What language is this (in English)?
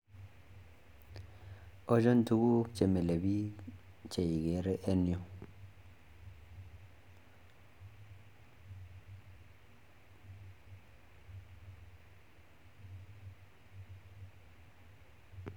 Kalenjin